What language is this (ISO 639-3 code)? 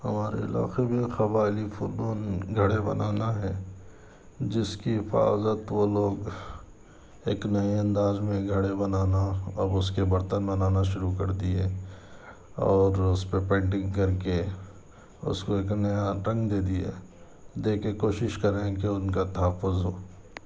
urd